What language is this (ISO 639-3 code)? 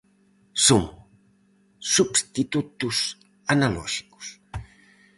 glg